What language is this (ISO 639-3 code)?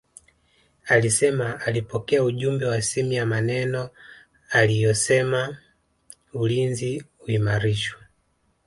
swa